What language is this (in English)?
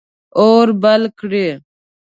Pashto